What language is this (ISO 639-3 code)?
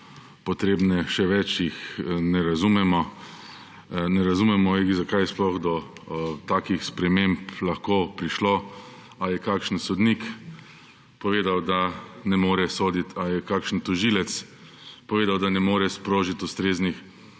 slv